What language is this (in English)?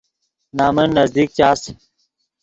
Yidgha